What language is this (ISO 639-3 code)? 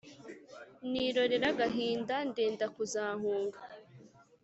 kin